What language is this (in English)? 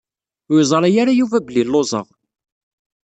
Kabyle